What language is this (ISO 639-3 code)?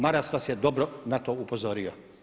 hrv